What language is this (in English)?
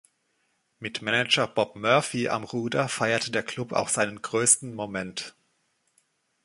German